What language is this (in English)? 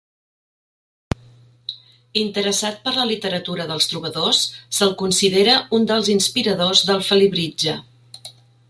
Catalan